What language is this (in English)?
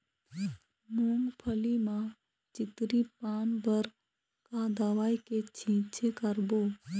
Chhattisgarhi